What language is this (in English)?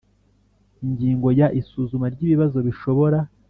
Kinyarwanda